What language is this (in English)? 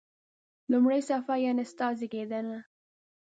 Pashto